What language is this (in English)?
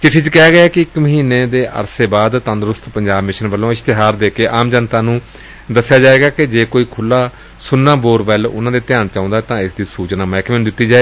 Punjabi